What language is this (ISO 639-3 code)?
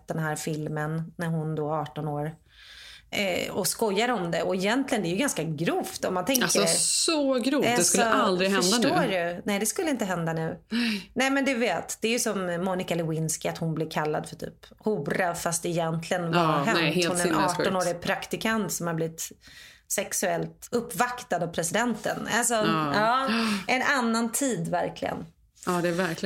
swe